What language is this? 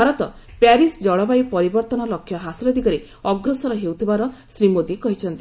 Odia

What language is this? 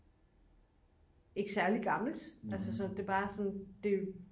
Danish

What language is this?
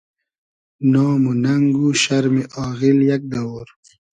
Hazaragi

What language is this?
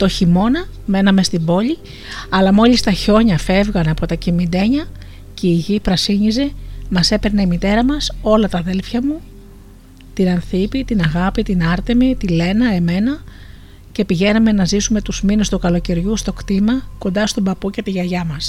Greek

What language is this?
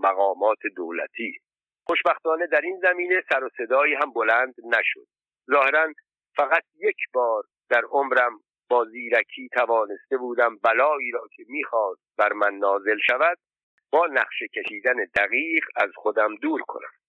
Persian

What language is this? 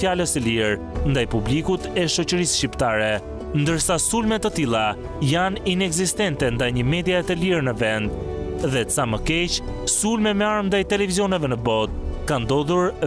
Romanian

